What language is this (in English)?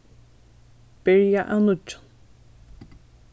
Faroese